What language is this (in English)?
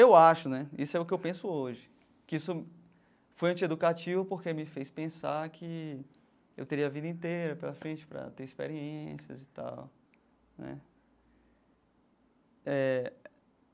Portuguese